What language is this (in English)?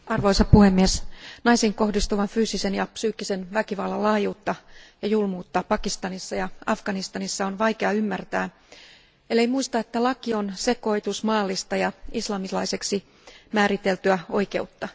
Finnish